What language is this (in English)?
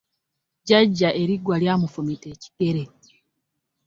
Ganda